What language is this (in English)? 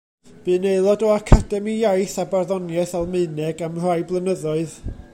Welsh